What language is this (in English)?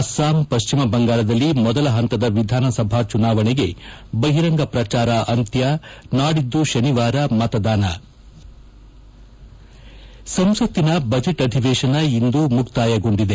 Kannada